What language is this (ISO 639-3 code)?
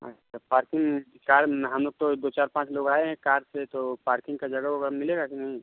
hin